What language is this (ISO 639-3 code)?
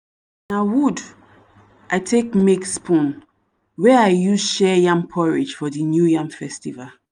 pcm